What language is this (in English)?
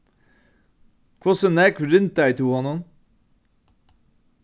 Faroese